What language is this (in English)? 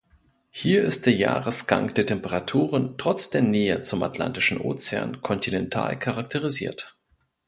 German